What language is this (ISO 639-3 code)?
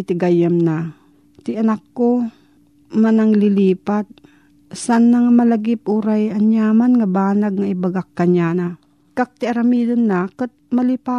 fil